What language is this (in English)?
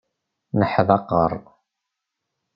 Kabyle